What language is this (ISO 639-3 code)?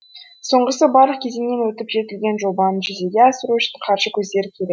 kaz